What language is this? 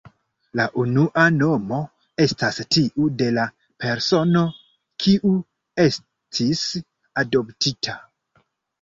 Esperanto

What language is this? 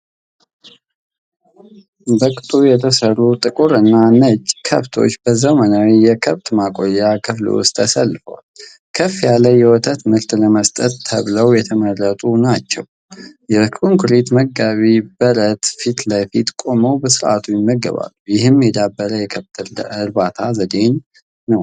Amharic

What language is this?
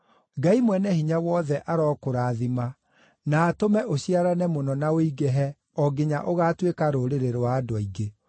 Kikuyu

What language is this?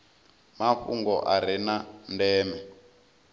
Venda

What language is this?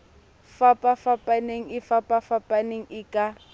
Southern Sotho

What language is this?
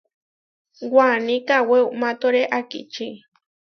Huarijio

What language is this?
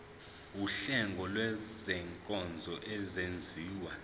Zulu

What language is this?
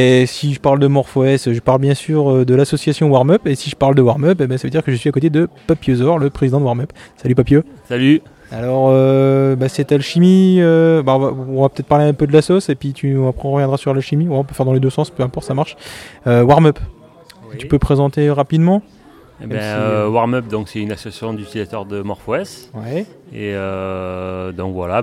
French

